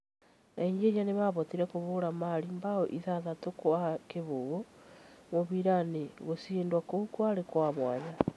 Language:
Kikuyu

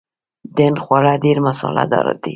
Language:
Pashto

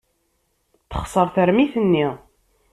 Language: Kabyle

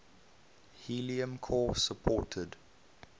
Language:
English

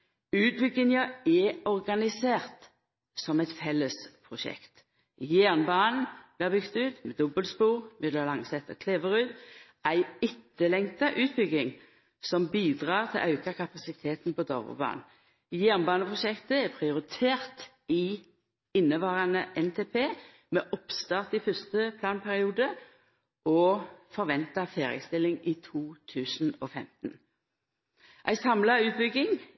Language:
Norwegian Nynorsk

